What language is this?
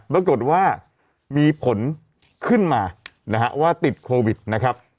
Thai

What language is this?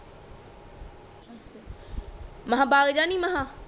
Punjabi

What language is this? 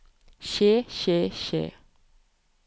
Norwegian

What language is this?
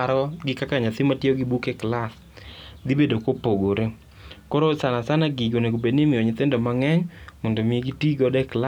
Luo (Kenya and Tanzania)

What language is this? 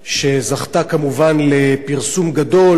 Hebrew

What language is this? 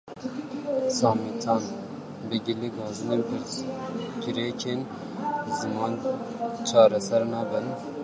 Kurdish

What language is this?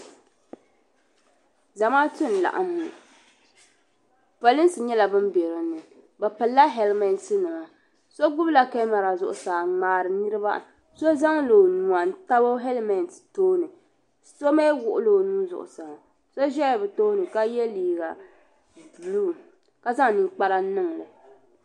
Dagbani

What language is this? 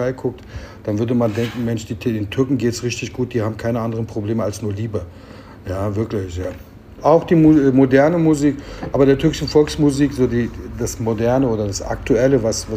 German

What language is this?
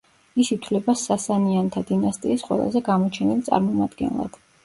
Georgian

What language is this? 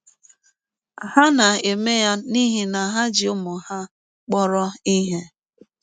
Igbo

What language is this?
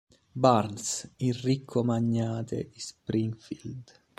Italian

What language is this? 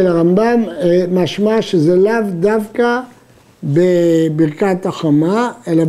Hebrew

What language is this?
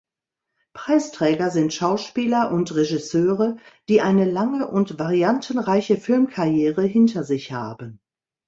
German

